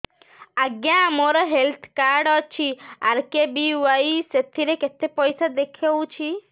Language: Odia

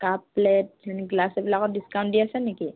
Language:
Assamese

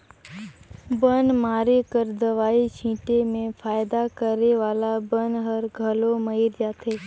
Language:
Chhattisgarhi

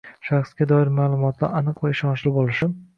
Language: Uzbek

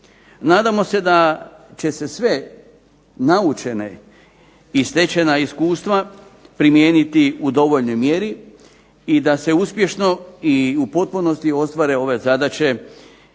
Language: Croatian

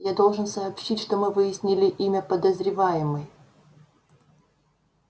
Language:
Russian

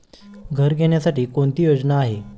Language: Marathi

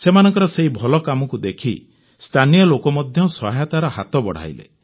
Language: Odia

